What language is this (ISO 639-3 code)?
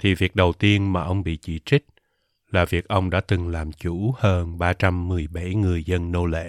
vie